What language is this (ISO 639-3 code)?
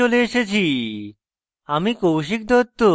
ben